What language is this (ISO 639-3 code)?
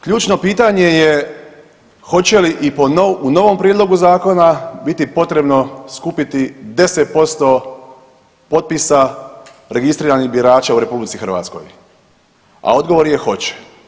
hrv